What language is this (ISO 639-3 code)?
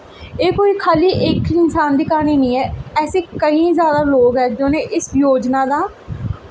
doi